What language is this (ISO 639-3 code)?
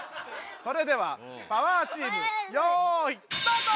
jpn